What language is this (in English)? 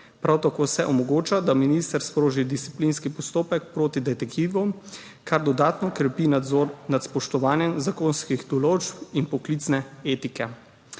Slovenian